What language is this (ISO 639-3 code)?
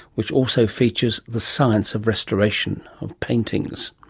eng